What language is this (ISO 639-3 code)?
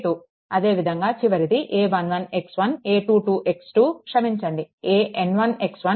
tel